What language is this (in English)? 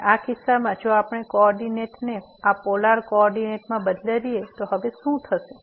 Gujarati